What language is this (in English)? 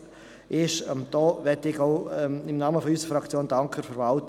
Swiss German